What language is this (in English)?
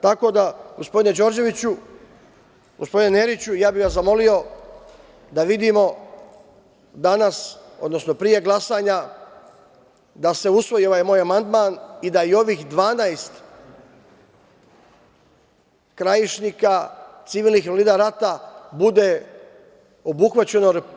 Serbian